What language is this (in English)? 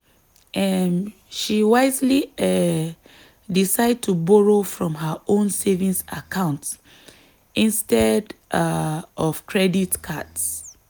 Nigerian Pidgin